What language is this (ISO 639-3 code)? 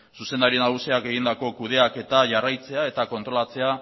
eus